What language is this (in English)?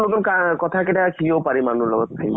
Assamese